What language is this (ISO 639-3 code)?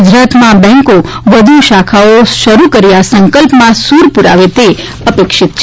guj